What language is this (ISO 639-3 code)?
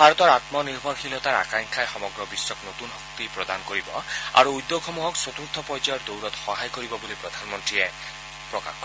asm